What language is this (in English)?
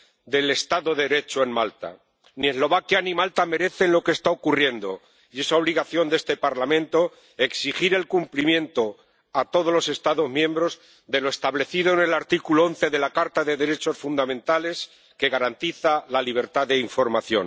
Spanish